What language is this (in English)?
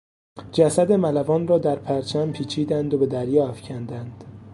Persian